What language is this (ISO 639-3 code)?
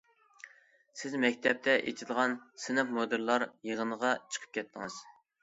uig